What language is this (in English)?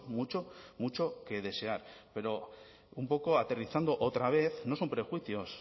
Spanish